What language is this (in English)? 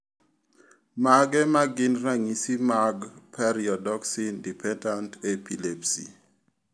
Luo (Kenya and Tanzania)